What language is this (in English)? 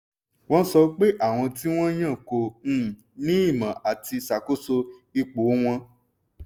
Yoruba